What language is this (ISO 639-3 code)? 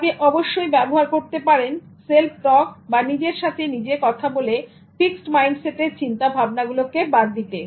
ben